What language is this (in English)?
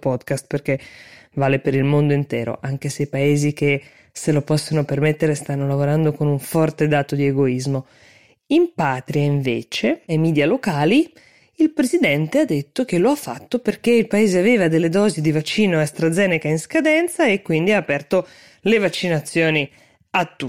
Italian